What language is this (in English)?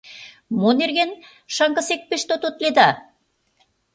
Mari